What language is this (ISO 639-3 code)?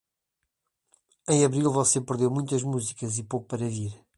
por